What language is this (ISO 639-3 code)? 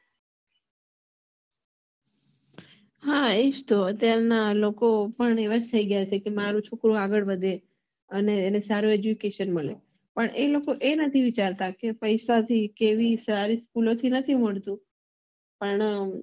guj